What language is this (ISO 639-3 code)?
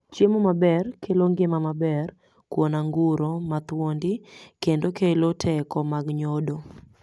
luo